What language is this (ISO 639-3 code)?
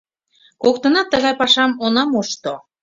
chm